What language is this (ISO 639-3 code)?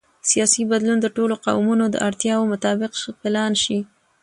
pus